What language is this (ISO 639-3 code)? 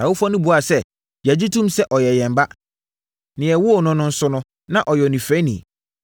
aka